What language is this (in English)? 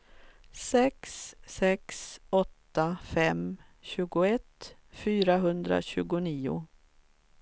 Swedish